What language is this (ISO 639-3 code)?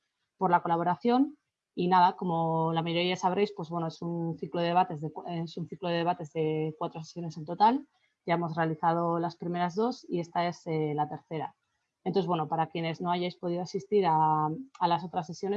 spa